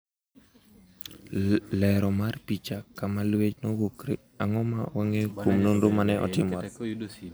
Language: Luo (Kenya and Tanzania)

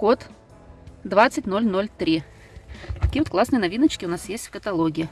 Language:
Russian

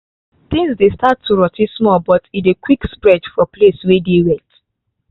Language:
Nigerian Pidgin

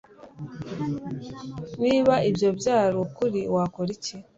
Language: Kinyarwanda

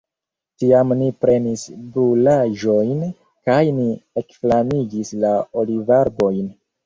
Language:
Esperanto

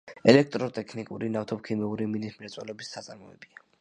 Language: Georgian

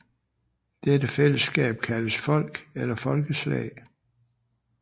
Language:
Danish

